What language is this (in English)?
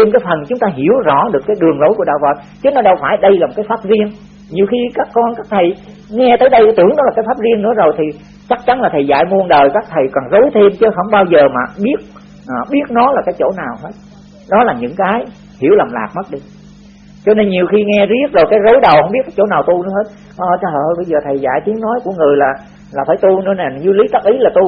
Vietnamese